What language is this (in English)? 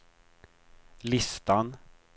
Swedish